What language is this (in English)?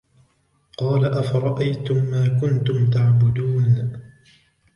Arabic